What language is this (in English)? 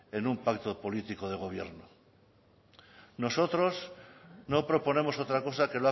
Spanish